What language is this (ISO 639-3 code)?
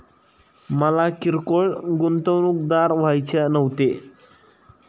mar